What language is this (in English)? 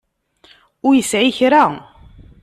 Kabyle